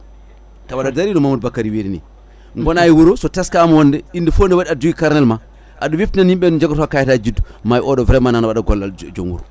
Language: Fula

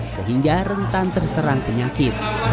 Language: Indonesian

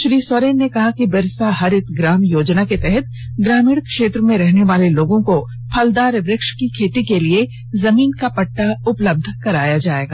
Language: Hindi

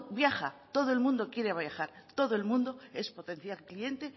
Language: Spanish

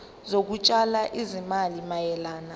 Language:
Zulu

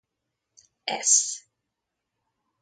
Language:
Hungarian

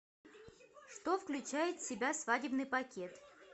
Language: Russian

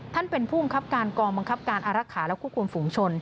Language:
Thai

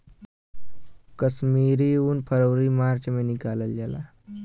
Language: Bhojpuri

